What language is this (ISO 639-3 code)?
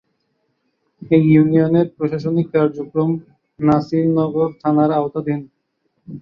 ben